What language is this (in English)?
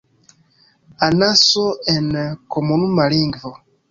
Esperanto